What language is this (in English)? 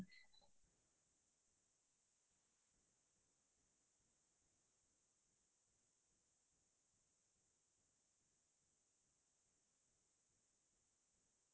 Assamese